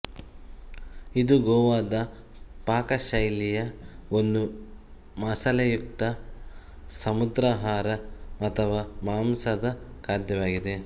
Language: Kannada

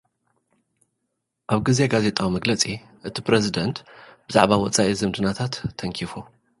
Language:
Tigrinya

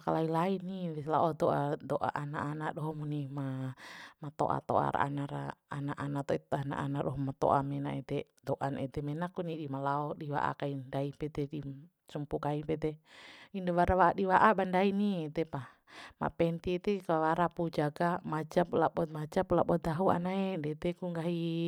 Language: Bima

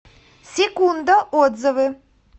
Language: Russian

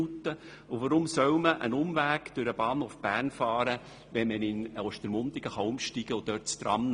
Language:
Swiss German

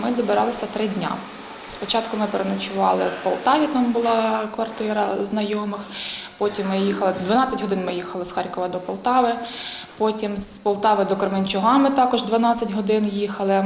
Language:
Ukrainian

